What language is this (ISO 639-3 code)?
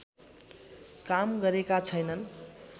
nep